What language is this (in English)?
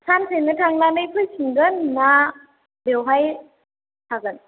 Bodo